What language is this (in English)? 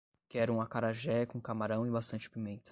Portuguese